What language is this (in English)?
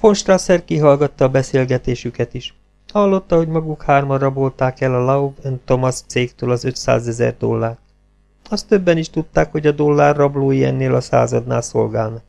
Hungarian